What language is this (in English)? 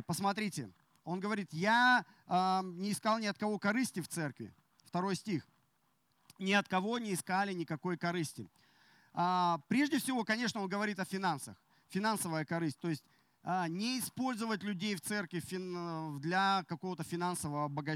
Russian